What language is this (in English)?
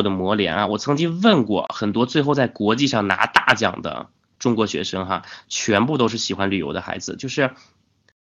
Chinese